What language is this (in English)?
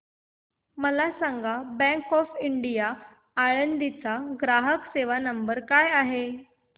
Marathi